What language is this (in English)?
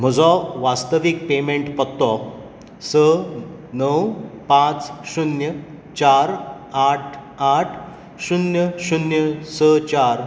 Konkani